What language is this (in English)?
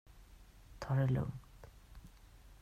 Swedish